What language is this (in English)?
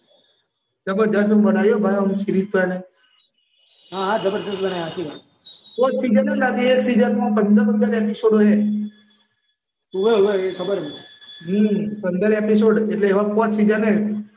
Gujarati